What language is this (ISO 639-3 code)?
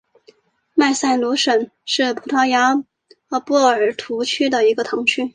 zho